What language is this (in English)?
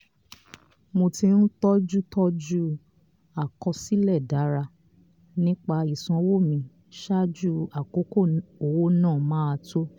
Yoruba